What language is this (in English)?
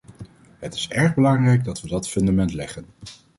Dutch